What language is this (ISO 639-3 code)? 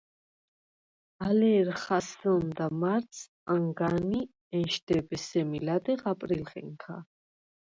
sva